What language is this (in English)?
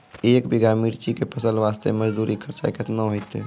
Maithili